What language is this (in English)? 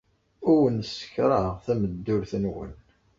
Kabyle